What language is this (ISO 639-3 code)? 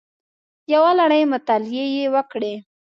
pus